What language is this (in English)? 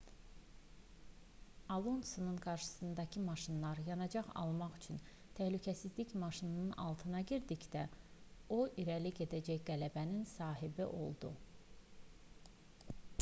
Azerbaijani